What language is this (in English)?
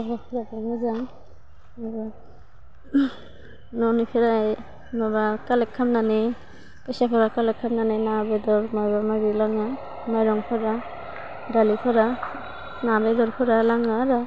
Bodo